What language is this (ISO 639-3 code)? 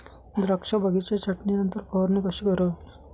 mar